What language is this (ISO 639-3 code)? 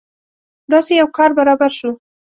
pus